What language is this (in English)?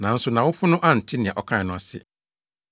Akan